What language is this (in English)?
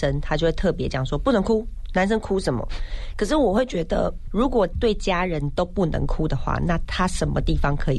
Chinese